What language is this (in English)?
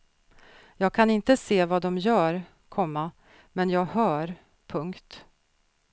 Swedish